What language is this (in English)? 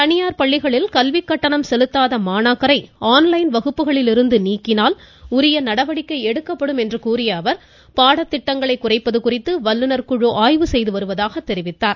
Tamil